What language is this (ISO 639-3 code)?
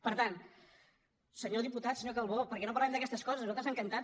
cat